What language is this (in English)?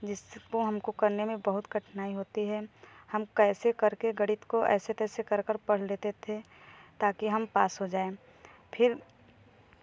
Hindi